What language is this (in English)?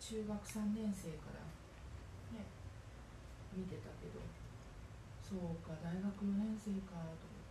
Japanese